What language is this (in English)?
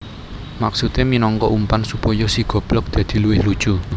Javanese